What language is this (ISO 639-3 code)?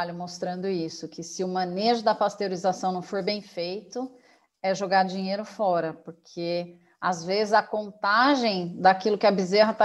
por